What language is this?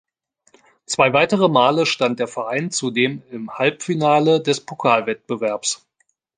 German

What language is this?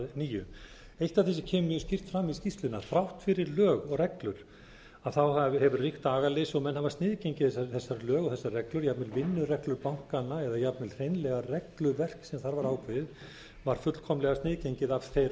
Icelandic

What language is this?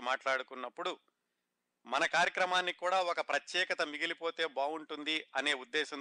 Telugu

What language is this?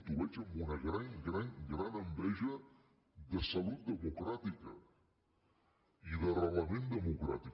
Catalan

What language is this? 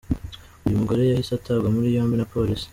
Kinyarwanda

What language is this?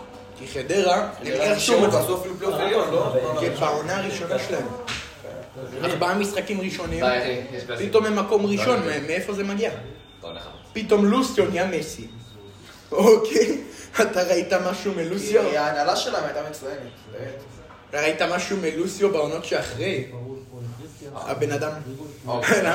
Hebrew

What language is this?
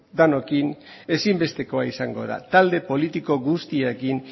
Basque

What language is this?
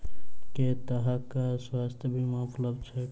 Maithili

